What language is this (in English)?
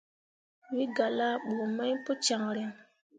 Mundang